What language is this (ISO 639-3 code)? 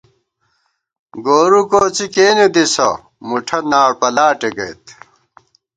gwt